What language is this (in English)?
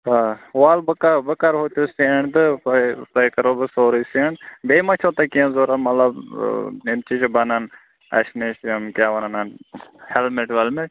Kashmiri